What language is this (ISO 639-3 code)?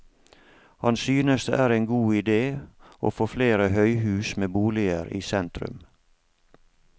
nor